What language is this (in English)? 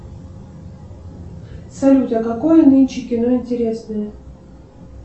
Russian